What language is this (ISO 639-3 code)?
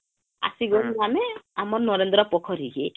ori